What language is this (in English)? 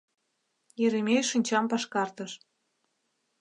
Mari